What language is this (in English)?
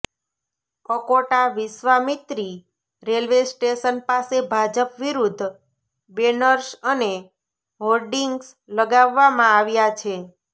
Gujarati